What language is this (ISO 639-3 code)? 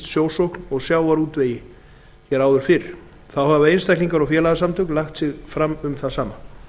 isl